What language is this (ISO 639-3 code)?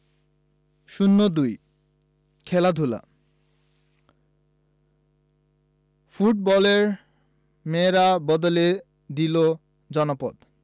ben